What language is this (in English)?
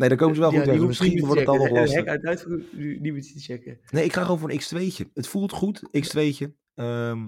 Dutch